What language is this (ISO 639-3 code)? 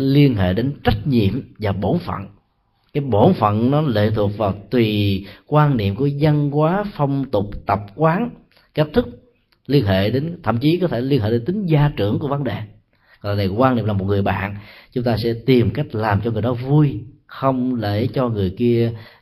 vie